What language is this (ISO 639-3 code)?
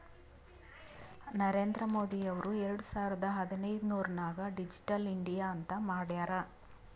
kan